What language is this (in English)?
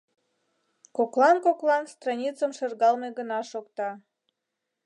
Mari